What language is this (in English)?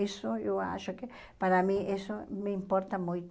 Portuguese